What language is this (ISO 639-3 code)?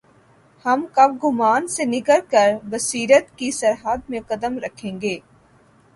urd